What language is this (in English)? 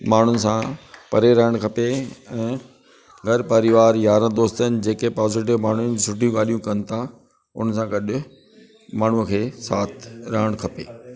Sindhi